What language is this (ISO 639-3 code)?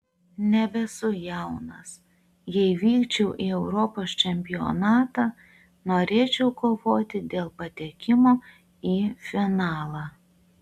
lit